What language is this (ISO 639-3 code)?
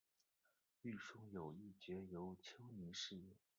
zho